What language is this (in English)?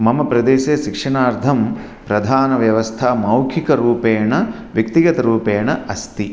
Sanskrit